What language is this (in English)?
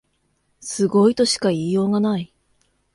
Japanese